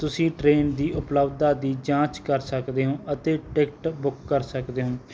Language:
Punjabi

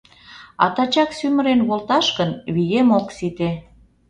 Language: Mari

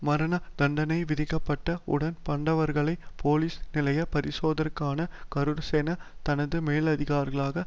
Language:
Tamil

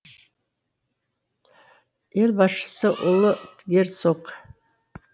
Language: Kazakh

